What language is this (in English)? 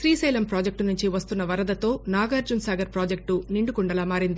Telugu